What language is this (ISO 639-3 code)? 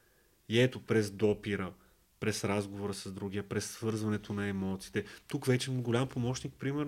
bul